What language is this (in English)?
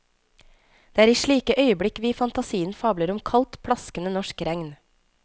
Norwegian